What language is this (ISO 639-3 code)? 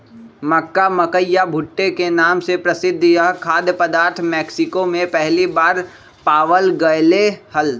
mag